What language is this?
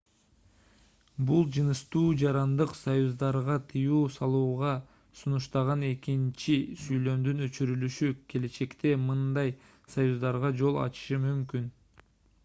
Kyrgyz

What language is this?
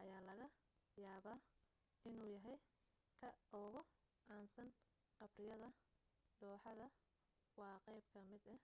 Somali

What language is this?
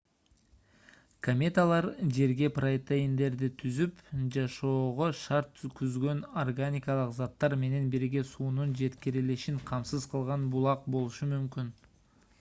Kyrgyz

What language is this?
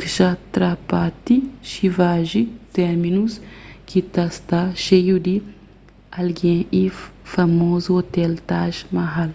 Kabuverdianu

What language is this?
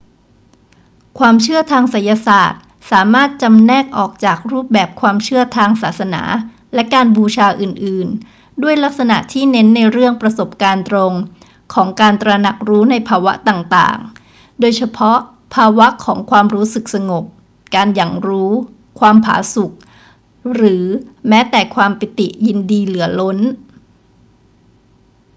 Thai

